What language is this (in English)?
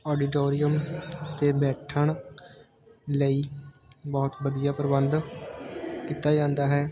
Punjabi